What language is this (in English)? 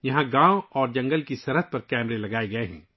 Urdu